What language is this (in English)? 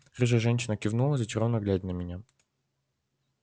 Russian